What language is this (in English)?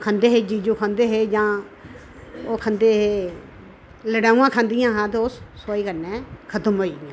Dogri